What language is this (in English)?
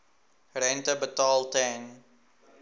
Afrikaans